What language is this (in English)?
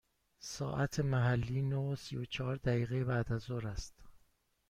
Persian